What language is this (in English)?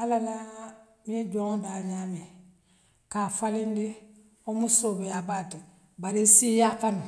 Western Maninkakan